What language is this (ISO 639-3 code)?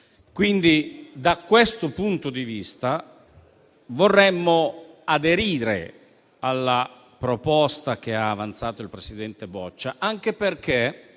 ita